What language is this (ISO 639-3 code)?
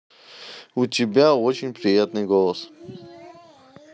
rus